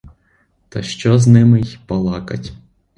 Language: Ukrainian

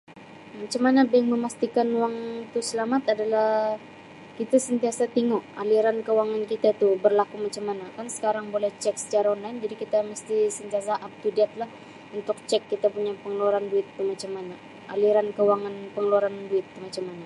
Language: Sabah Malay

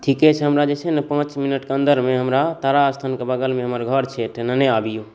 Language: Maithili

